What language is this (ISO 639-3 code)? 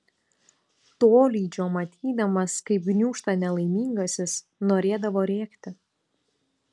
lit